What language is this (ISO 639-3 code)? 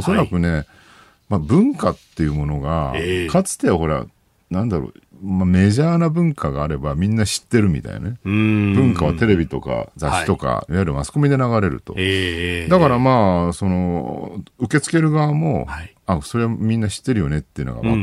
jpn